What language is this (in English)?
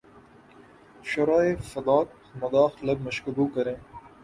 Urdu